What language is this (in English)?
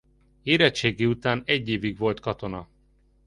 Hungarian